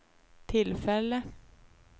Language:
Swedish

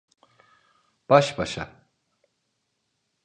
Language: Turkish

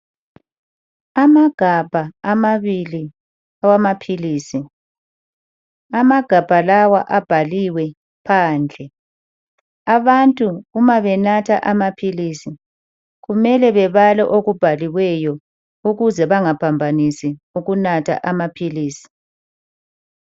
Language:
North Ndebele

